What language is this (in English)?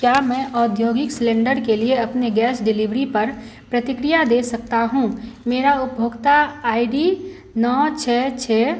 Hindi